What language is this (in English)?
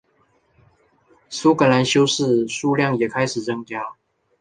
Chinese